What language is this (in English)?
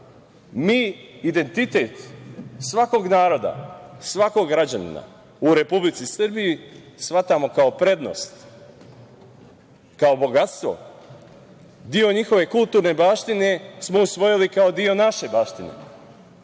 Serbian